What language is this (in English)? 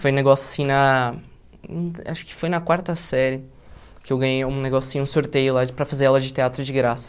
Portuguese